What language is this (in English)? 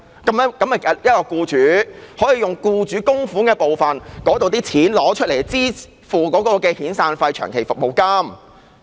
Cantonese